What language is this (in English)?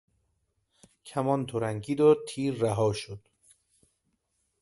Persian